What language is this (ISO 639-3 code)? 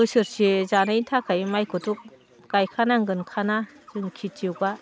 brx